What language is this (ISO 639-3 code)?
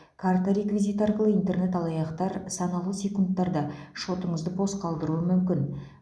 kaz